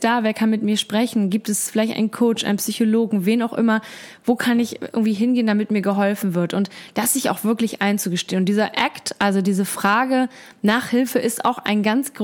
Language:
German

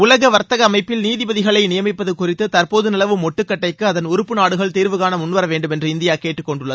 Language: Tamil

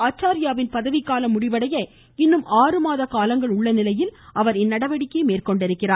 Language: Tamil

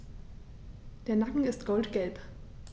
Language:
German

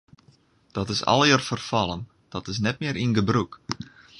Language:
Western Frisian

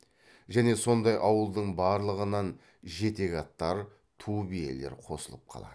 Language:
Kazakh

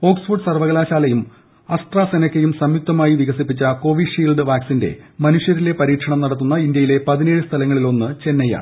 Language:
Malayalam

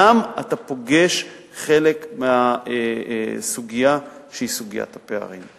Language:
Hebrew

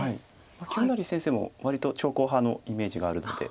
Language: Japanese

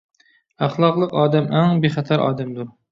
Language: Uyghur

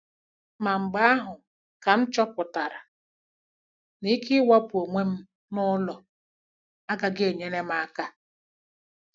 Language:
Igbo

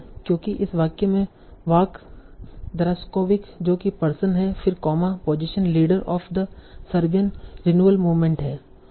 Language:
Hindi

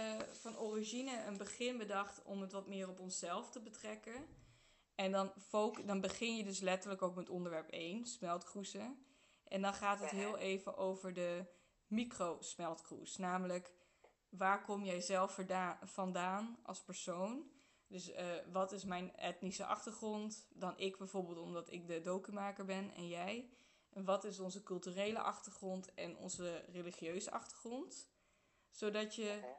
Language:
Dutch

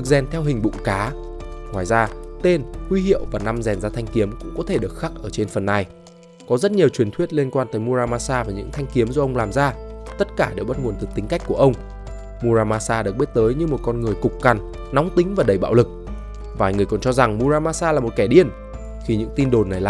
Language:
Vietnamese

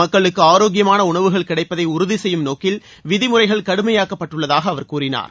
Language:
Tamil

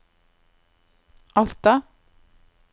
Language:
Norwegian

